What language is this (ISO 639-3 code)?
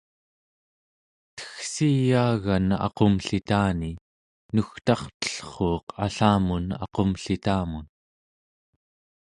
esu